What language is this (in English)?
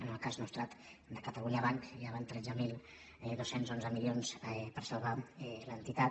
Catalan